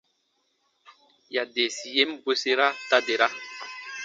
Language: Baatonum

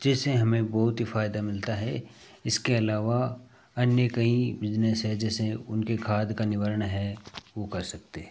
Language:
Hindi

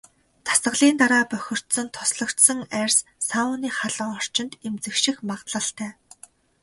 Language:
Mongolian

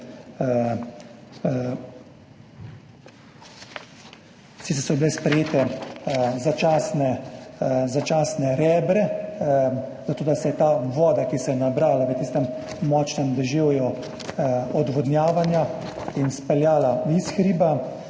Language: Slovenian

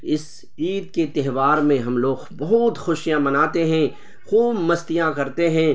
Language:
Urdu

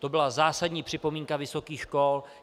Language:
Czech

